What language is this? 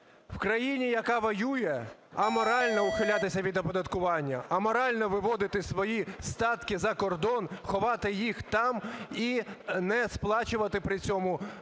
Ukrainian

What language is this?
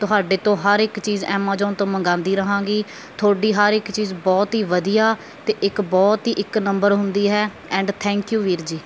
Punjabi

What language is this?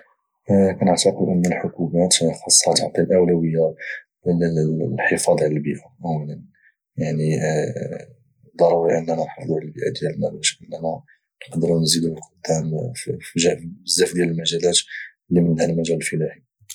Moroccan Arabic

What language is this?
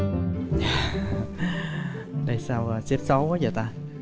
Vietnamese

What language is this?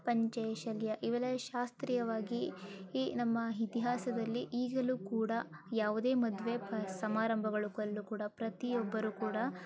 Kannada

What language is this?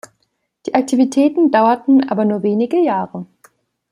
German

